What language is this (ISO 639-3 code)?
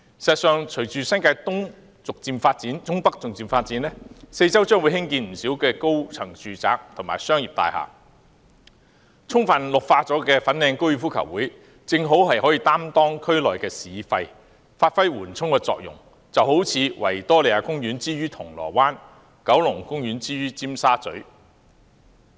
yue